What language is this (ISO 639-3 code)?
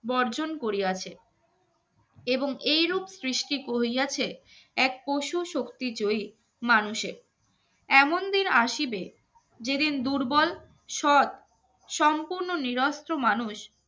ben